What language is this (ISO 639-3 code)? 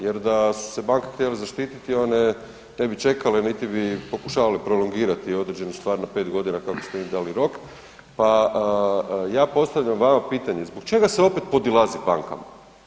hrv